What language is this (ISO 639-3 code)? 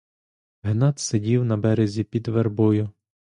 ukr